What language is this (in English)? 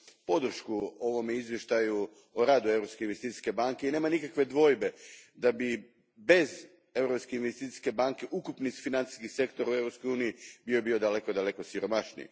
Croatian